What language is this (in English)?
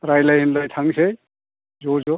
Bodo